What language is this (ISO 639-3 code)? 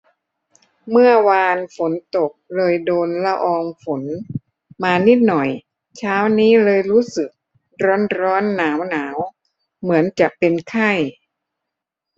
tha